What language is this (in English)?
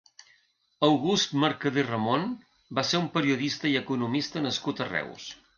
Catalan